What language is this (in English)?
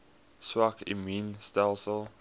Afrikaans